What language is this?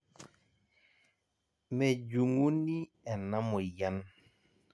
Masai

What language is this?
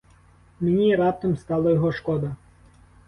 Ukrainian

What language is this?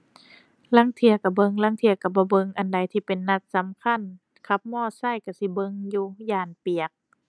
Thai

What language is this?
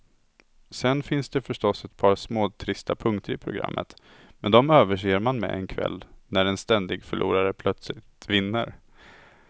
Swedish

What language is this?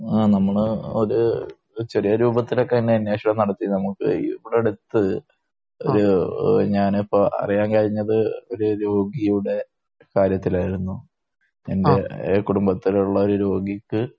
Malayalam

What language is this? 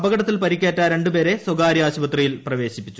Malayalam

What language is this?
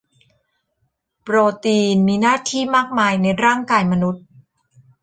Thai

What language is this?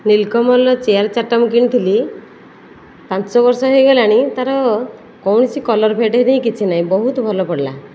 Odia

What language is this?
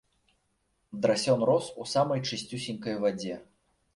Belarusian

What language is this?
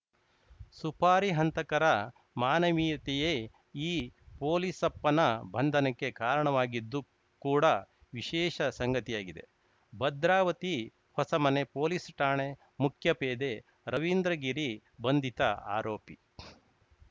Kannada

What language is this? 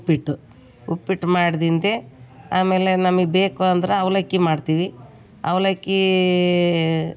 Kannada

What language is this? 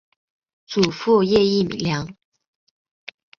Chinese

